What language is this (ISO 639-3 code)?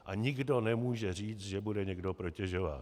ces